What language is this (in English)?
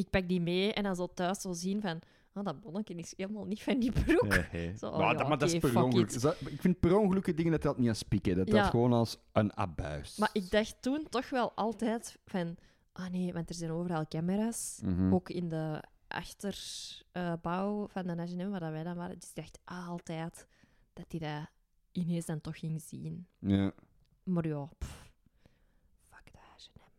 Dutch